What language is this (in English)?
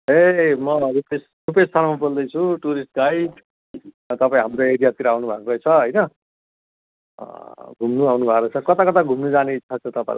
Nepali